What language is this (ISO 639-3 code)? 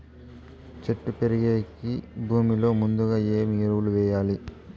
tel